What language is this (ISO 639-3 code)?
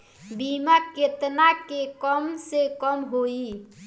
bho